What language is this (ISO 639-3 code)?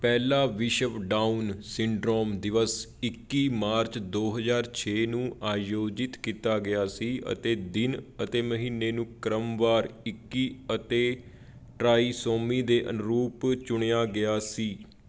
pan